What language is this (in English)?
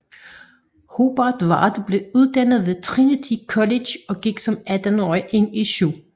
Danish